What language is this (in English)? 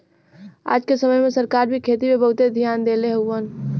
Bhojpuri